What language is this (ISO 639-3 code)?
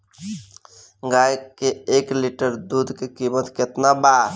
bho